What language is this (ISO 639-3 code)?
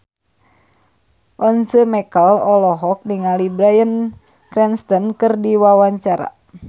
sun